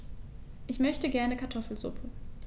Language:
German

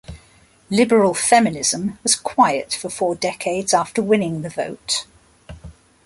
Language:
English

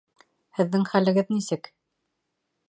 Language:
Bashkir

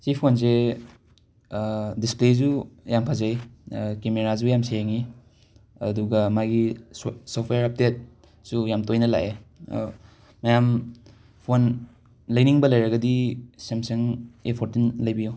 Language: Manipuri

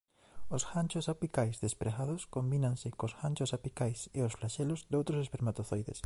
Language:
Galician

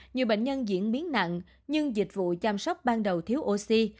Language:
Vietnamese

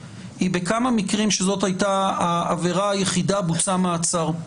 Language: Hebrew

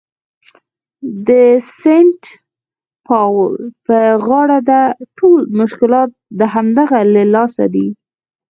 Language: Pashto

